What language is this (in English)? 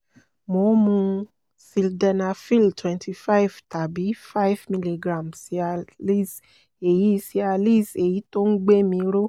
Yoruba